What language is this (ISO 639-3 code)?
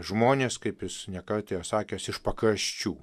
lit